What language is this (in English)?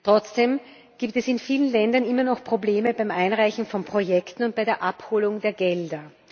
German